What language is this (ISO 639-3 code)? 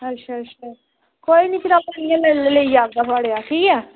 doi